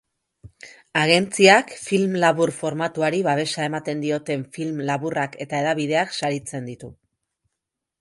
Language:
Basque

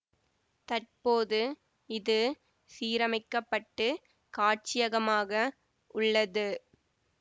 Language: Tamil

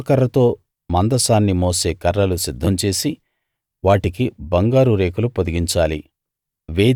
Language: Telugu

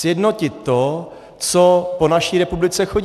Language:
Czech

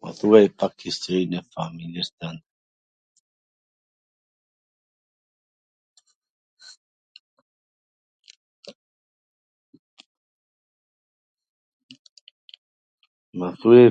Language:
Gheg Albanian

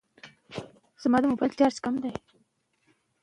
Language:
Pashto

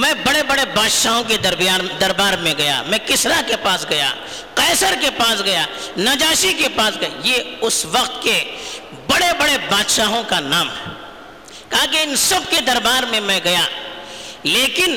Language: Urdu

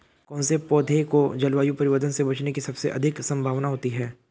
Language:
Hindi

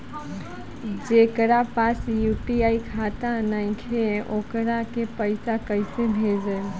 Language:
Bhojpuri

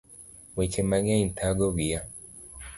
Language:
Luo (Kenya and Tanzania)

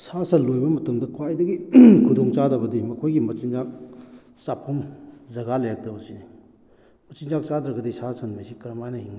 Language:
Manipuri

